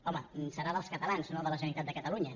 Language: Catalan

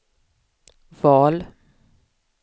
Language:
Swedish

